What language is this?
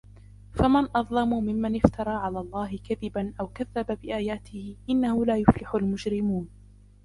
Arabic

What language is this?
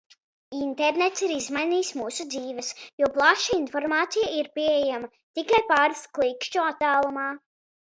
Latvian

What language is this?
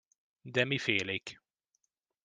Hungarian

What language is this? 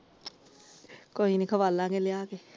Punjabi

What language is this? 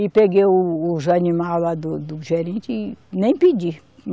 Portuguese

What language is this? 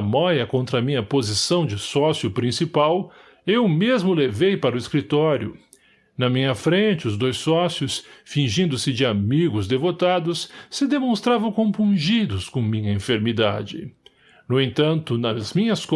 Portuguese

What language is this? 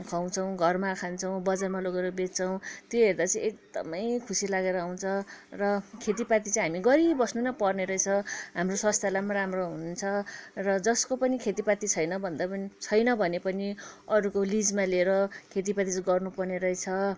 Nepali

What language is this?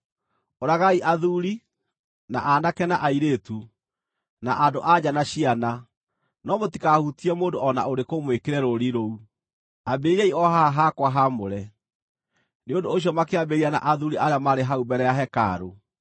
Kikuyu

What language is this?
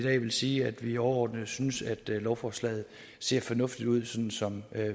Danish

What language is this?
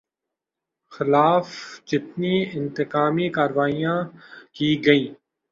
Urdu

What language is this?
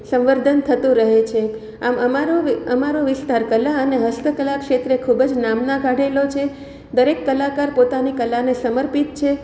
Gujarati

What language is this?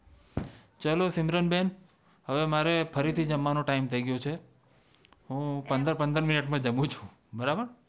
Gujarati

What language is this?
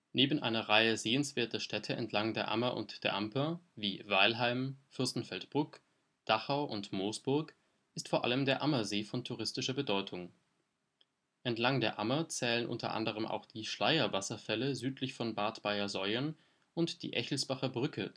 German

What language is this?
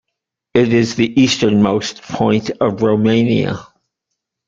English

